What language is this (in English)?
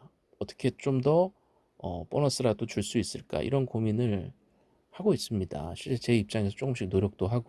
Korean